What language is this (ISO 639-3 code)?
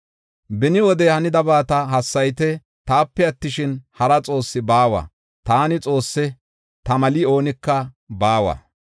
gof